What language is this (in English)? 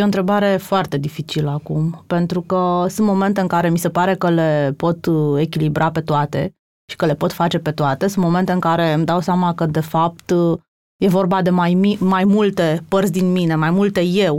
Romanian